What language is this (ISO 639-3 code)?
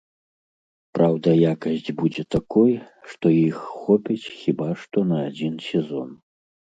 bel